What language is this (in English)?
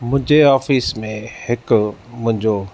Sindhi